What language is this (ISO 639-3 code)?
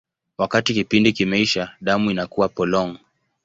swa